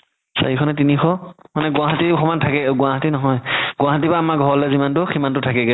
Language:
Assamese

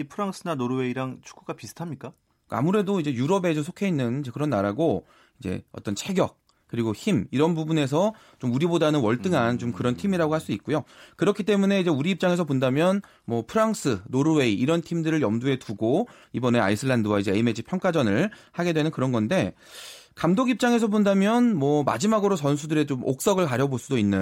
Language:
Korean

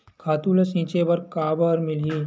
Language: Chhattisgarhi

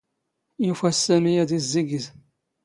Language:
Standard Moroccan Tamazight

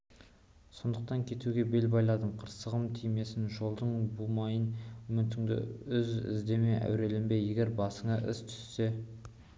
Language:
Kazakh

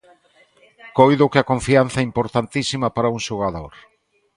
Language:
Galician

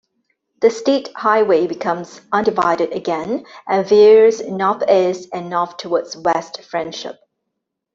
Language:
English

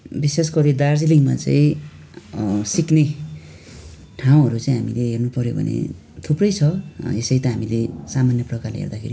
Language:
Nepali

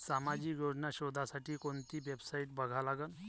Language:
Marathi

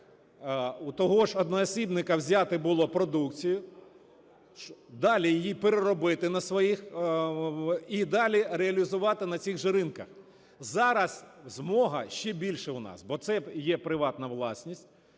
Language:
Ukrainian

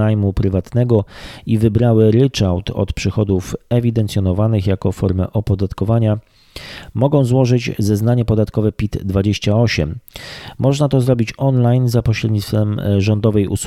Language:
Polish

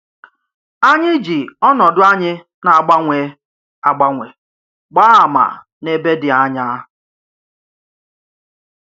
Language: Igbo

